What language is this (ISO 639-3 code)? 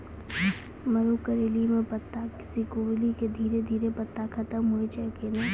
mai